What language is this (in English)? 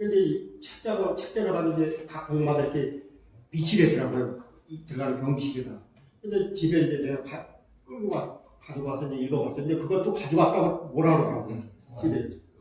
Korean